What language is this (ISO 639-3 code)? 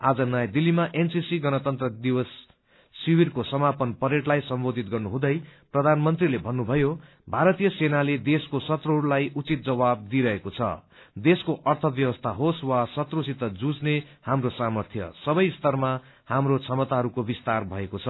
nep